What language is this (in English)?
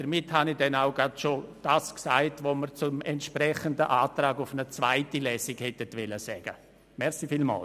Swiss German